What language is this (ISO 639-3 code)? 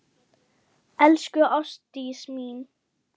isl